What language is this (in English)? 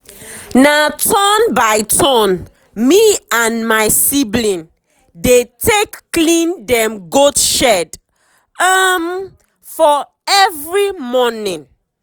Nigerian Pidgin